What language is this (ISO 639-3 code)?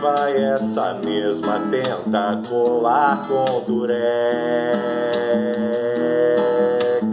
por